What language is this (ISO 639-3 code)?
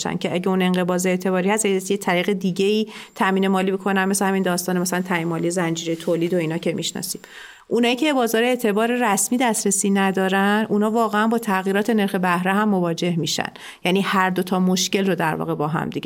fas